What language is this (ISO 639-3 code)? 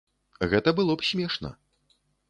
bel